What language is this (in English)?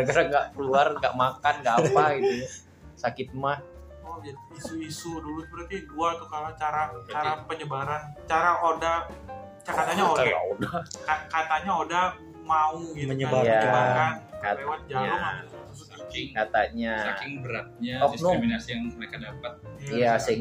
Indonesian